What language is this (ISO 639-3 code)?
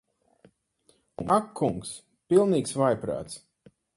lav